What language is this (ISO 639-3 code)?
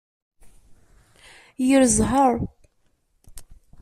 kab